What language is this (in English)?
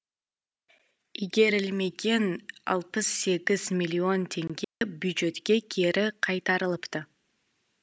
Kazakh